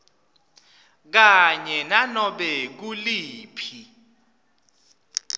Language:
Swati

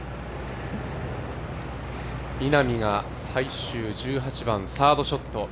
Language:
Japanese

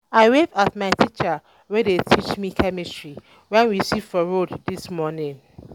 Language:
Nigerian Pidgin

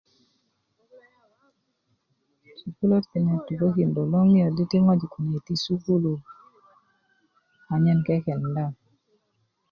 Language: Kuku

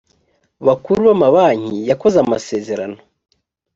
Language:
Kinyarwanda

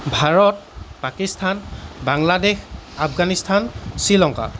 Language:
Assamese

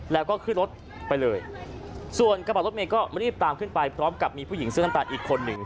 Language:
Thai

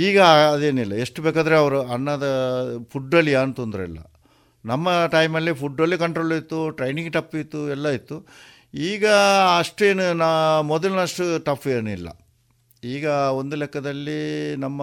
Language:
Kannada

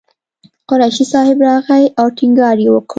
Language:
Pashto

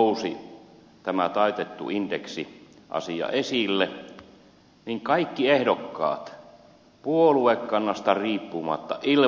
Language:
Finnish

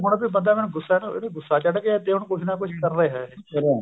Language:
Punjabi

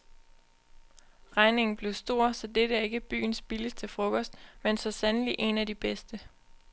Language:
Danish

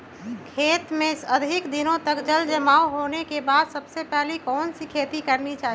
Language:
Magahi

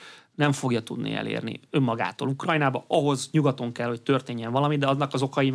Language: Hungarian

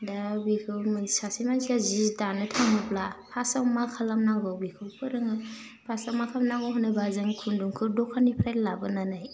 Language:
Bodo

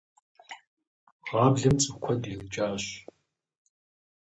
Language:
Kabardian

